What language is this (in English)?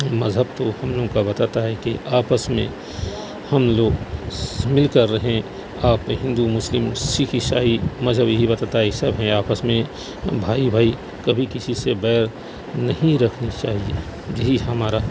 Urdu